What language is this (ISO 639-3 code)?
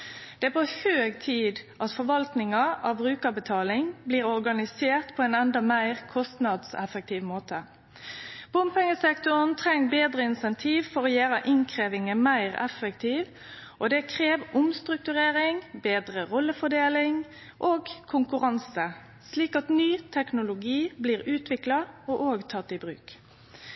nno